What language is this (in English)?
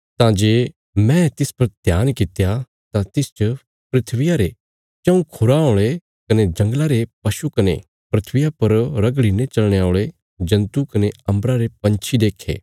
Bilaspuri